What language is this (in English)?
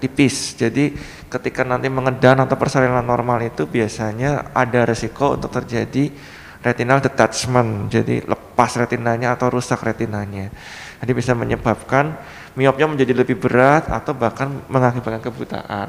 Indonesian